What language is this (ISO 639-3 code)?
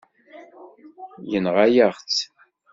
kab